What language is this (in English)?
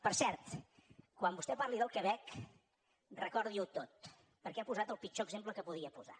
Catalan